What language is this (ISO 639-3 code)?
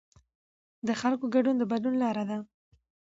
pus